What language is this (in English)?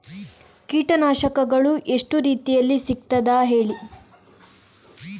Kannada